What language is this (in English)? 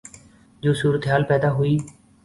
Urdu